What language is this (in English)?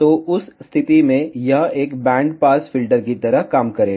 Hindi